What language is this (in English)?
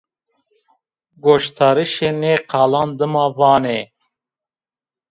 Zaza